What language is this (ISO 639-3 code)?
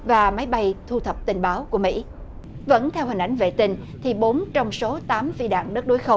vie